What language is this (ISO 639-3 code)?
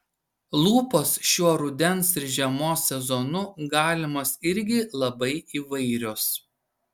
lit